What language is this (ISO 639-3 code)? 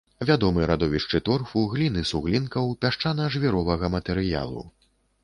bel